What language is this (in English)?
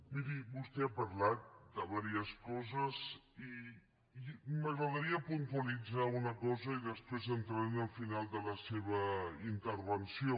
Catalan